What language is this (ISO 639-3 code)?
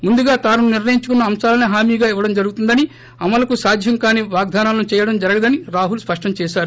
tel